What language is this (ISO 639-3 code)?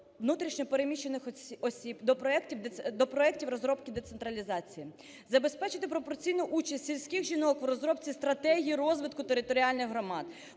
ukr